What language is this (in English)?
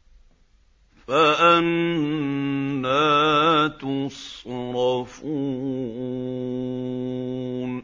Arabic